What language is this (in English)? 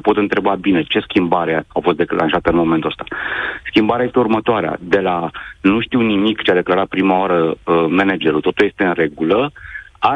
Romanian